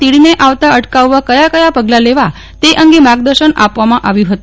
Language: Gujarati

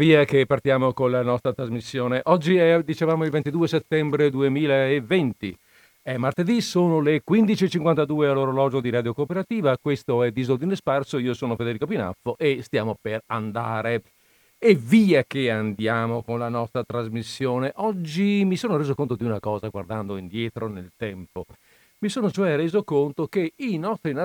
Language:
Italian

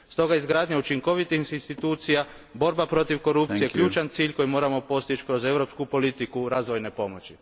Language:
Croatian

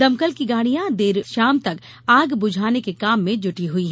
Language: Hindi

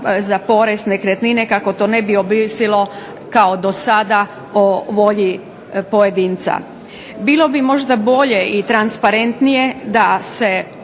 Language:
Croatian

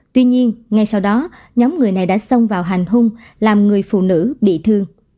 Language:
Vietnamese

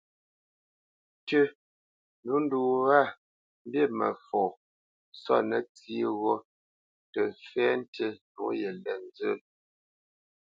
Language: Bamenyam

